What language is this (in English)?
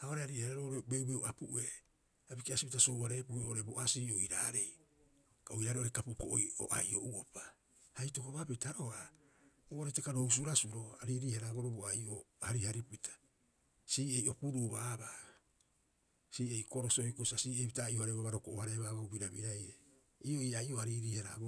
Rapoisi